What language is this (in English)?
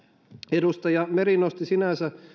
Finnish